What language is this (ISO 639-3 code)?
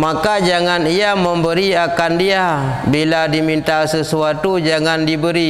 msa